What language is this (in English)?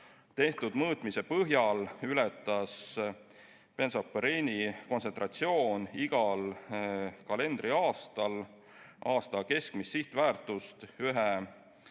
Estonian